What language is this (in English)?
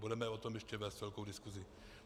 Czech